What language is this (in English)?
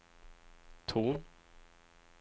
Swedish